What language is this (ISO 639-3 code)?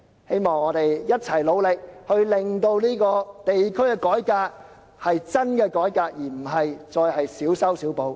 yue